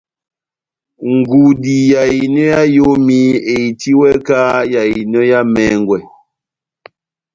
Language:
Batanga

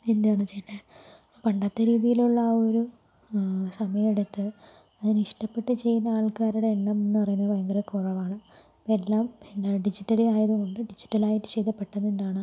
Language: Malayalam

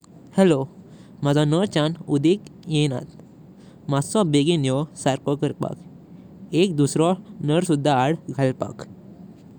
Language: Konkani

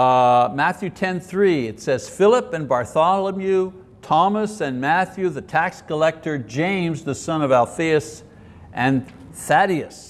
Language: English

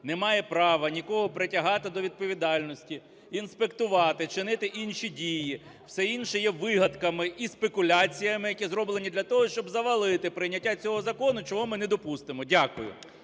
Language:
Ukrainian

